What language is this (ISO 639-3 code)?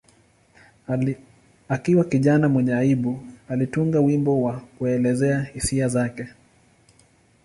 swa